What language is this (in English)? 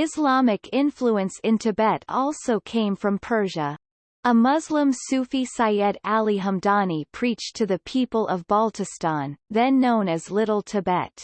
English